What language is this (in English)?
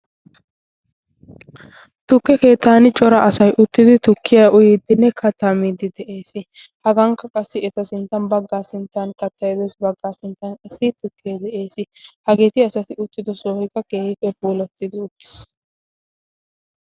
Wolaytta